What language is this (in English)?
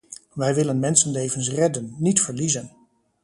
Dutch